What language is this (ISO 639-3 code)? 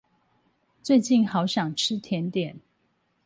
zho